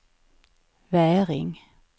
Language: Swedish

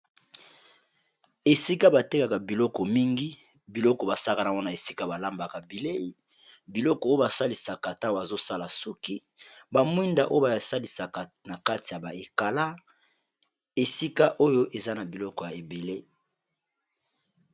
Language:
Lingala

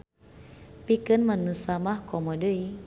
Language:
Sundanese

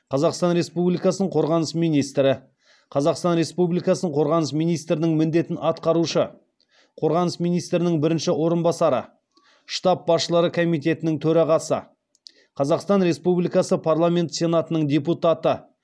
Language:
Kazakh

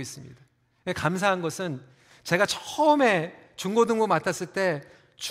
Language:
Korean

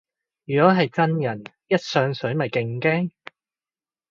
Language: Cantonese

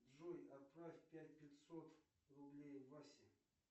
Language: Russian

